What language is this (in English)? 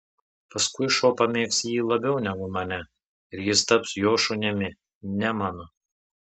Lithuanian